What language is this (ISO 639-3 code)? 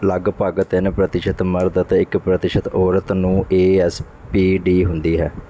pan